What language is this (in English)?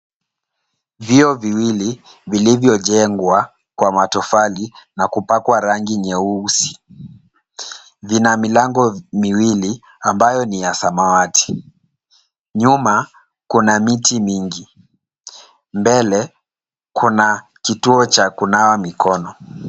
Swahili